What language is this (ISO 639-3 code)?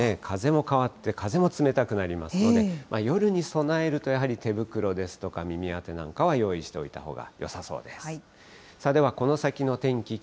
jpn